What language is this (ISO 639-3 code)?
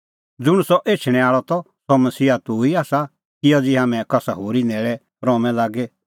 kfx